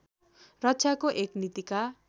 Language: Nepali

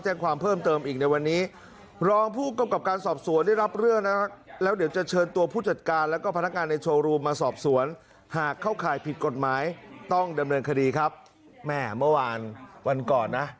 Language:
Thai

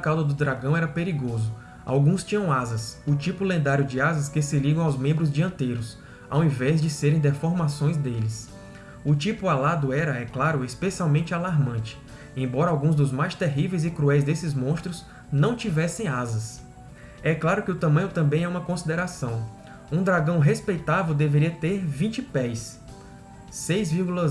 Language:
Portuguese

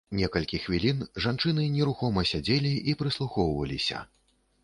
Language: Belarusian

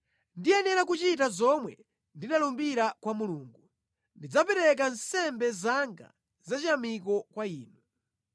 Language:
Nyanja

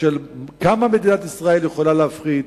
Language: Hebrew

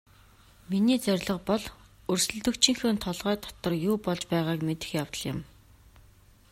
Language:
Mongolian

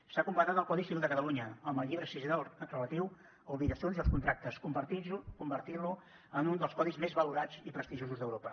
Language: Catalan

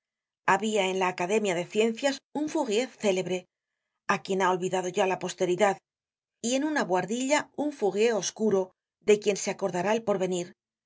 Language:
Spanish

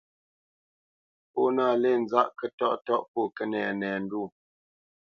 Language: Bamenyam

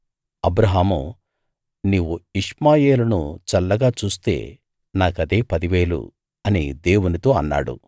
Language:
Telugu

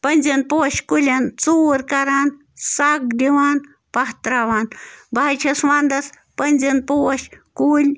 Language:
Kashmiri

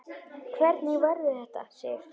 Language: Icelandic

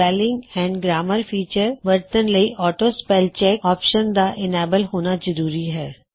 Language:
Punjabi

